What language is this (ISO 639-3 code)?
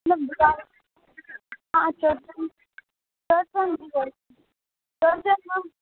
mai